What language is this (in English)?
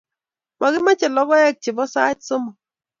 Kalenjin